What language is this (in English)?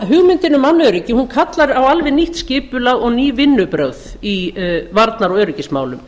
Icelandic